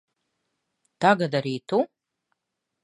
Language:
Latvian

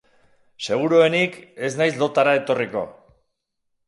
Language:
Basque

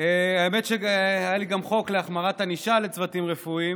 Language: Hebrew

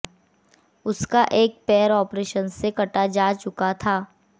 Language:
Hindi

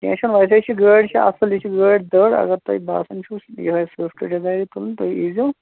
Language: Kashmiri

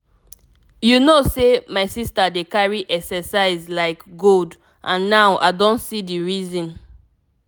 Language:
Nigerian Pidgin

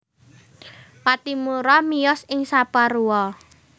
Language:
Javanese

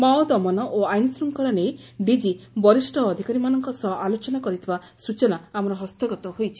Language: Odia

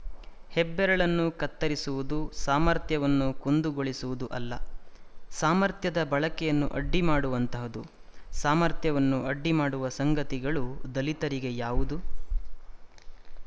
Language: Kannada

